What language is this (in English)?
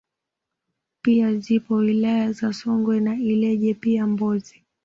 Swahili